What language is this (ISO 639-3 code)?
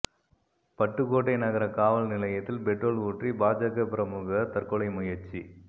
tam